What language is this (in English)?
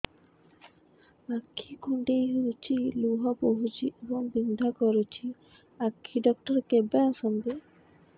Odia